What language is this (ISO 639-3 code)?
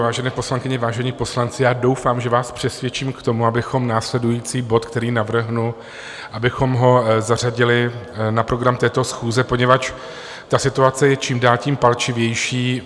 ces